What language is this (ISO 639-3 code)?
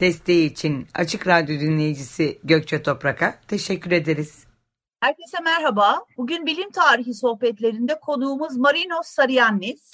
tur